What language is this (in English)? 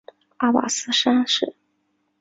Chinese